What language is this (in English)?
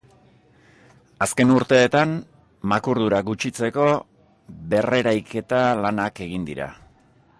Basque